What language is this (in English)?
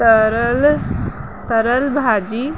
Sindhi